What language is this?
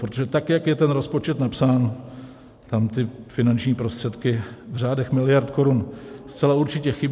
Czech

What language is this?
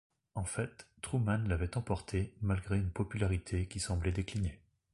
French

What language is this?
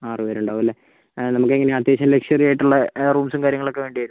Malayalam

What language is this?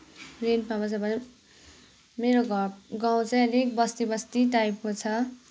Nepali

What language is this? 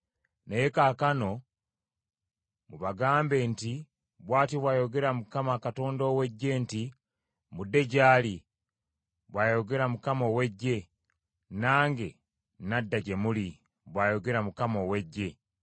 Ganda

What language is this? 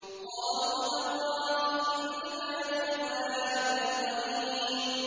Arabic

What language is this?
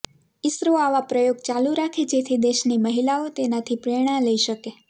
Gujarati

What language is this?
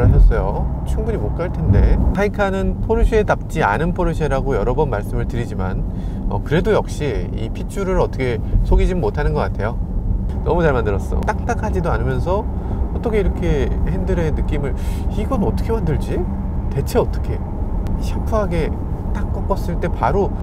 Korean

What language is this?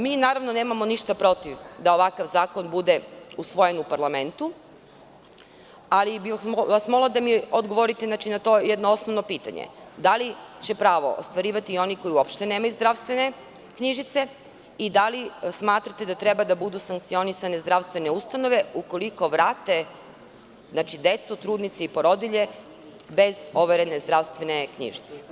Serbian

